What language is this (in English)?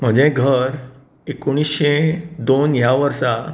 Konkani